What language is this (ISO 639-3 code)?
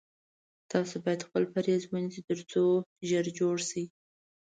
pus